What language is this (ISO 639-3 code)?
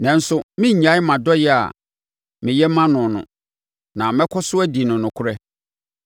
aka